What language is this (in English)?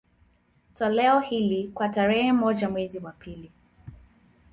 Swahili